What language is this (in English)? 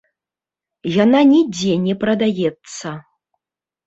Belarusian